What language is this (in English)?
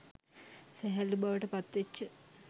Sinhala